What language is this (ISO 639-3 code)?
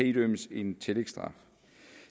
dan